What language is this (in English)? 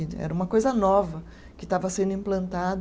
Portuguese